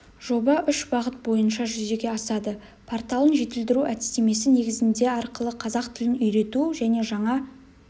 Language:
Kazakh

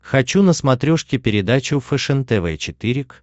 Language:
Russian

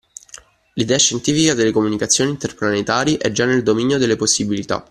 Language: Italian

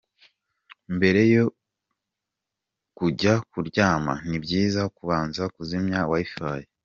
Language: Kinyarwanda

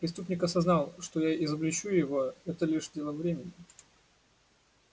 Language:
Russian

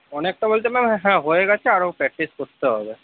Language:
Bangla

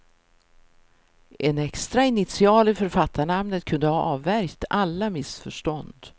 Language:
Swedish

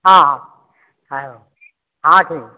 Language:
Odia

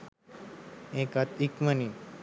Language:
Sinhala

